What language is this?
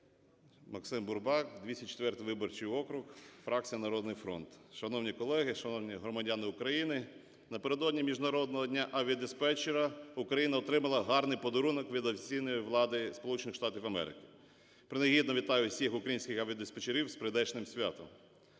Ukrainian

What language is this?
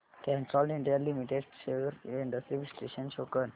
Marathi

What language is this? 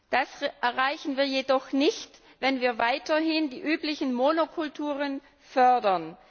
German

